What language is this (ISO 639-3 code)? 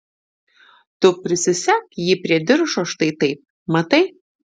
lit